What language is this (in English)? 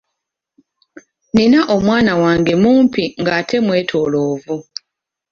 Ganda